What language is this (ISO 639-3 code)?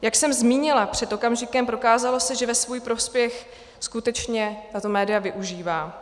ces